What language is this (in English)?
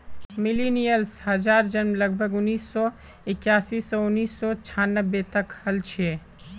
Magahi